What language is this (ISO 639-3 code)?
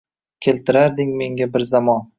uzb